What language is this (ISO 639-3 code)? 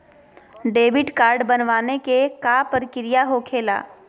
mag